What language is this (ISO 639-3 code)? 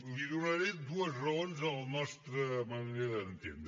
cat